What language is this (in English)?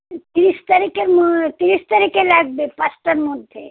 Bangla